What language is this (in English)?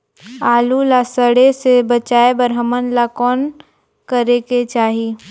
Chhattisgarhi